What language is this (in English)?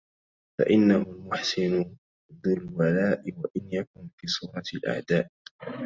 Arabic